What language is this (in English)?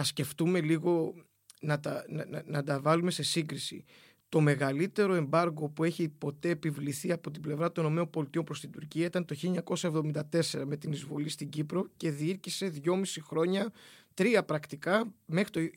Greek